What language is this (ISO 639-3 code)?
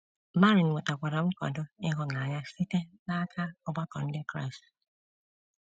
ibo